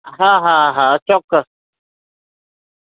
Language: Gujarati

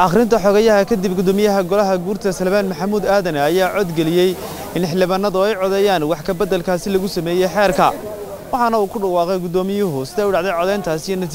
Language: Arabic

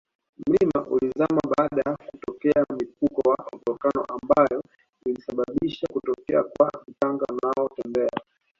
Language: Swahili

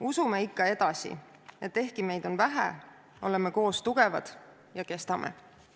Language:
Estonian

